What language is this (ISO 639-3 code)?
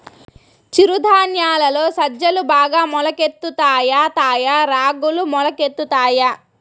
tel